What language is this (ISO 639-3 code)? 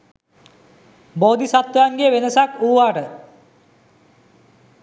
sin